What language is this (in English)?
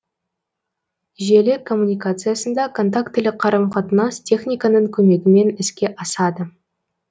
Kazakh